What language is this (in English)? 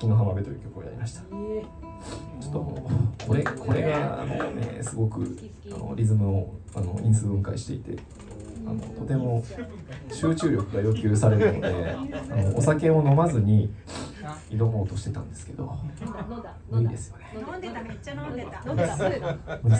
Japanese